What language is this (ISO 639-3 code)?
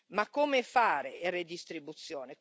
ita